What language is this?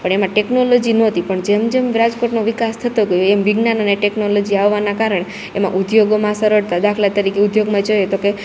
Gujarati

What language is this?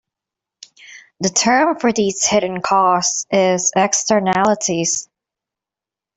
English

